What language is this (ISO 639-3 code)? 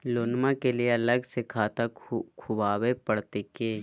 mag